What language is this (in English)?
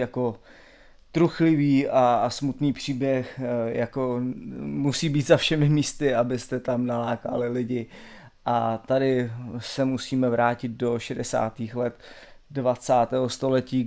Czech